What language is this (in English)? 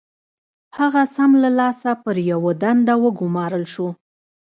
Pashto